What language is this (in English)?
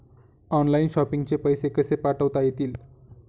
Marathi